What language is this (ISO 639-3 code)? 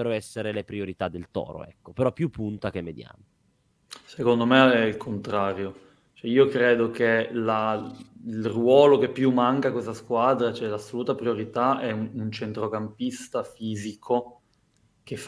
ita